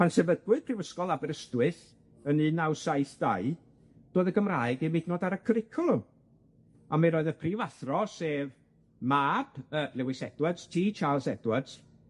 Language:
Welsh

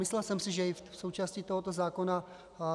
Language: Czech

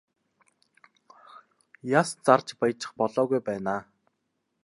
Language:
Mongolian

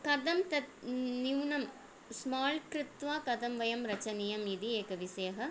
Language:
Sanskrit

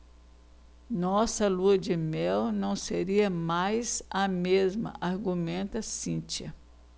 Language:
Portuguese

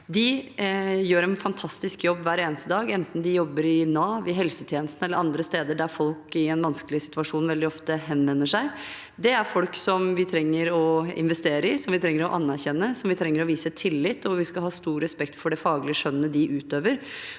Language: Norwegian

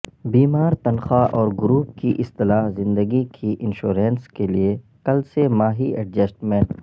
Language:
Urdu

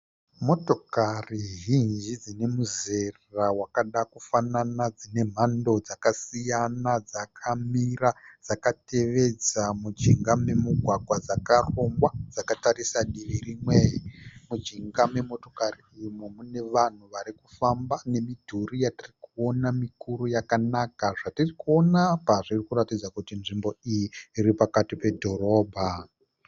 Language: Shona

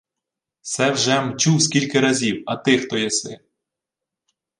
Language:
Ukrainian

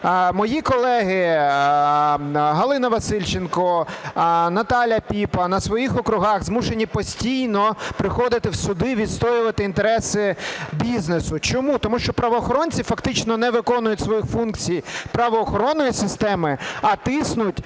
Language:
Ukrainian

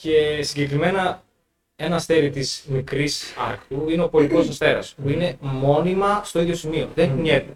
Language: Greek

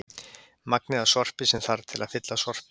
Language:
Icelandic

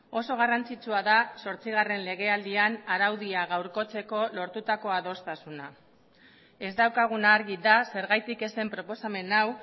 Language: Basque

